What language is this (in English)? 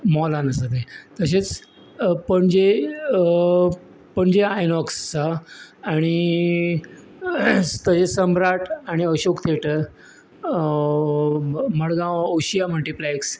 Konkani